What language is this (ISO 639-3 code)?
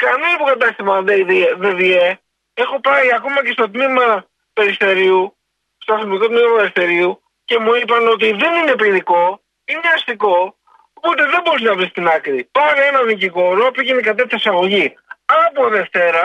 ell